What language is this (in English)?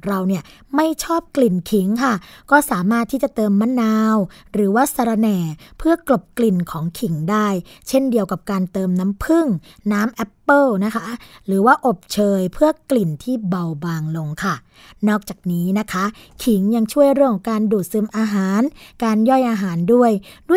Thai